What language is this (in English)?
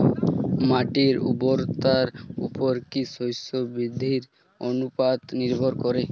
Bangla